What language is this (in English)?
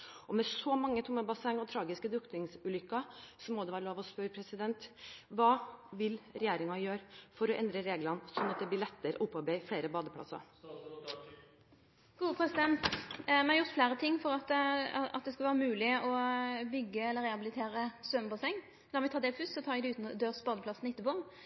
Norwegian